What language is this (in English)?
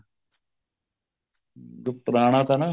Punjabi